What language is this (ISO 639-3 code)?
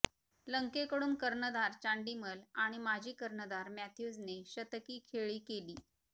mar